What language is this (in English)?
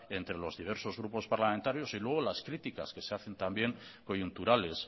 Spanish